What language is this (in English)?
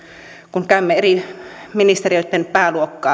Finnish